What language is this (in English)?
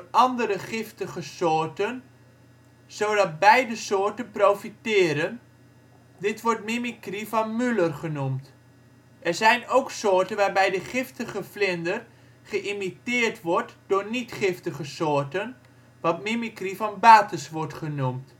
Dutch